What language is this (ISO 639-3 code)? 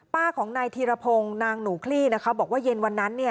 tha